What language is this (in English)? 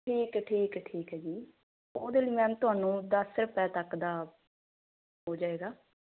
Punjabi